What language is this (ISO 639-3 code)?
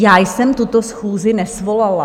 ces